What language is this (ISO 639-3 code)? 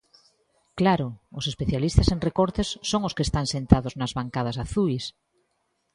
glg